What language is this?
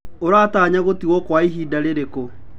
Kikuyu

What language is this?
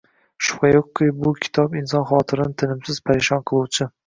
Uzbek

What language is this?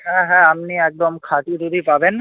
Bangla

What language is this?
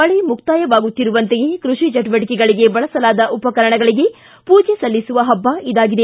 Kannada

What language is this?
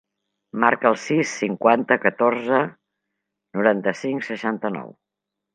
Catalan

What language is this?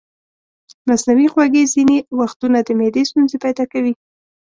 Pashto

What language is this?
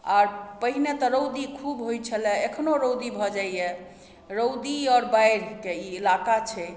Maithili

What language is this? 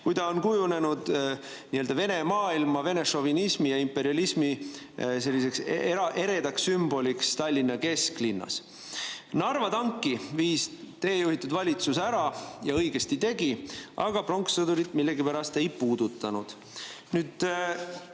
Estonian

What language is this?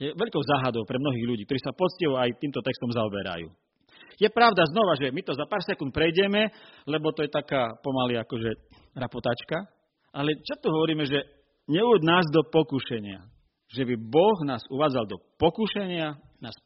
Slovak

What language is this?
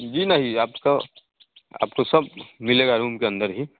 Hindi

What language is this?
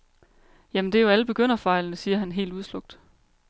Danish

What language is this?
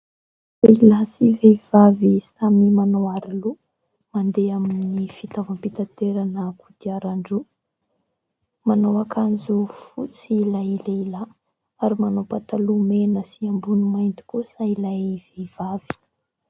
Malagasy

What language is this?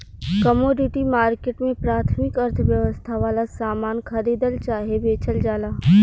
Bhojpuri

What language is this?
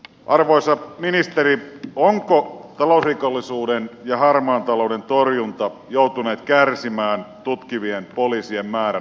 Finnish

